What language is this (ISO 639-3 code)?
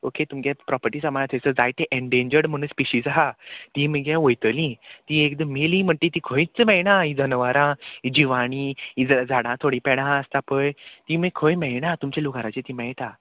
kok